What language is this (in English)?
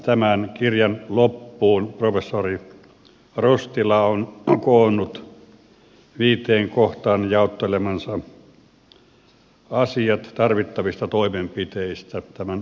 Finnish